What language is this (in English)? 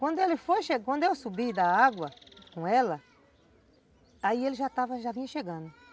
Portuguese